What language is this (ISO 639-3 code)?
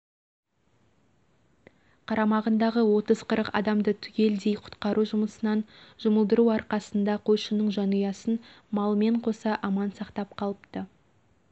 kaz